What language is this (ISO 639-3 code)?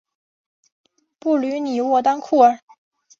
zho